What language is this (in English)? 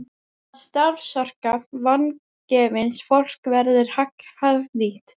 Icelandic